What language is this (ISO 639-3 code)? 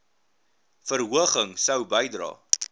afr